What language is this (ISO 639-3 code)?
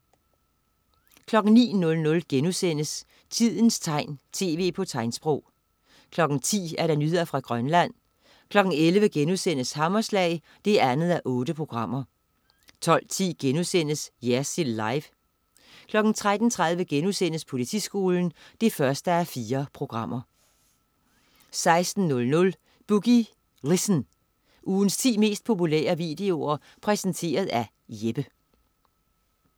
dan